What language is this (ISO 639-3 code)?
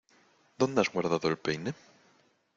spa